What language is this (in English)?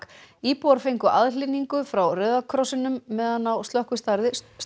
Icelandic